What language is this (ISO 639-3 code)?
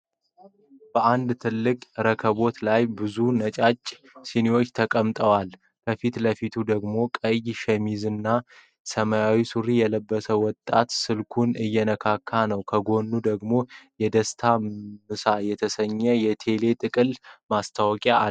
amh